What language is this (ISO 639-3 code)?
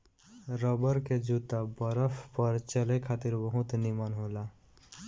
bho